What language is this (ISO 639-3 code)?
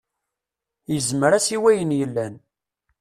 kab